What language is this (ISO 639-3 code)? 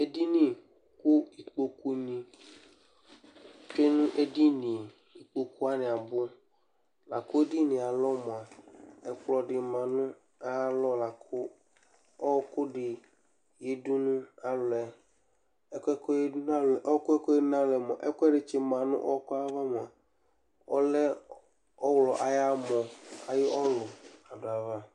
kpo